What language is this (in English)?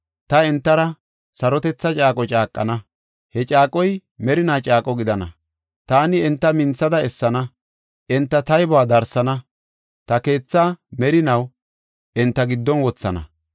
Gofa